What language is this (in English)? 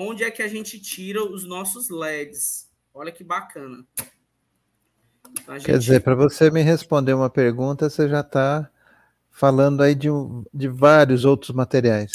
Portuguese